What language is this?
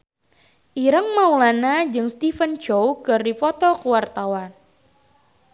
Sundanese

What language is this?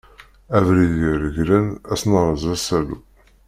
Kabyle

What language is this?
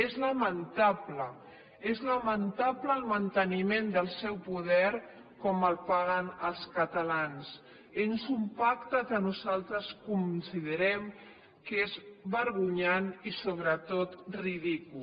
Catalan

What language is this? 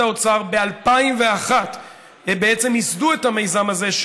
Hebrew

